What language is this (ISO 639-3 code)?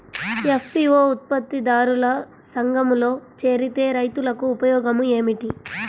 tel